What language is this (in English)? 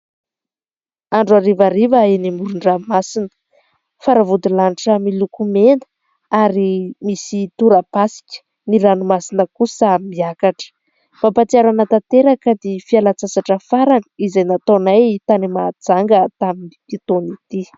Malagasy